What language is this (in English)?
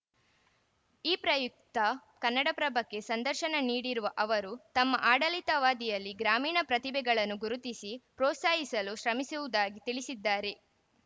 Kannada